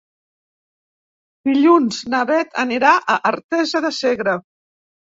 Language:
Catalan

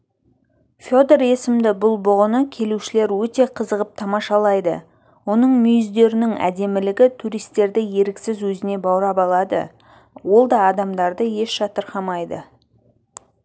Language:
Kazakh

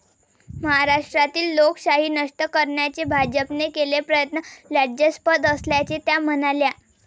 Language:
Marathi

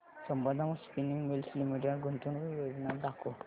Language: Marathi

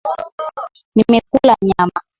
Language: Swahili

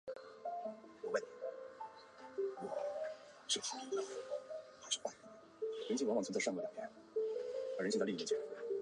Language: Chinese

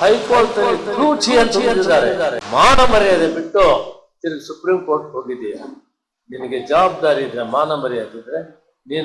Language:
Turkish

